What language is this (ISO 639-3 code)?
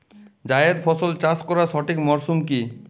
ben